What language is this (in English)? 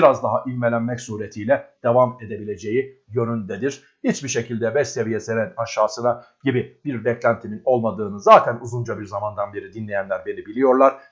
Turkish